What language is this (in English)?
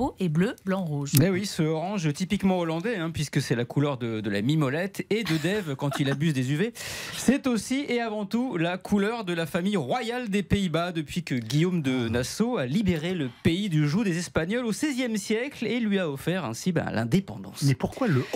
French